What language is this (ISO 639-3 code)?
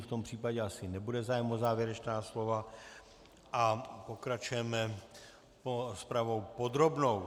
ces